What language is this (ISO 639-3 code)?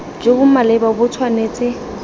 tsn